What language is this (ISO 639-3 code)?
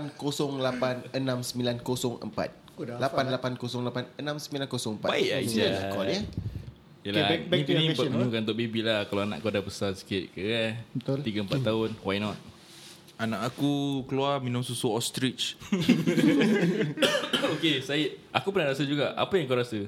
msa